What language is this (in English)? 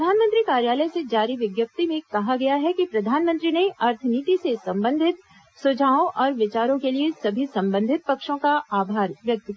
Hindi